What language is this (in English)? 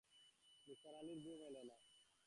Bangla